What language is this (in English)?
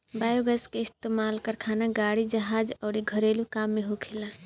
Bhojpuri